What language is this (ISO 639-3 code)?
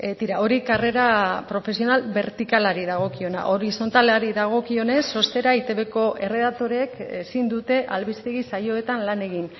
eus